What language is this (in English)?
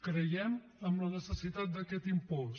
Catalan